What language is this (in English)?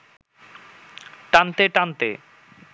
Bangla